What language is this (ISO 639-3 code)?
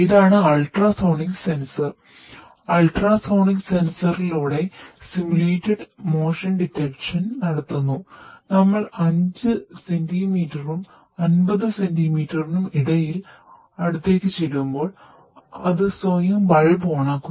mal